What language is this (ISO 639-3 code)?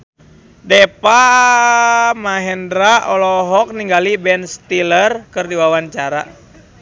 sun